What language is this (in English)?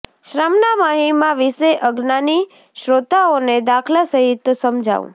Gujarati